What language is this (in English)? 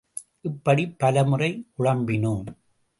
Tamil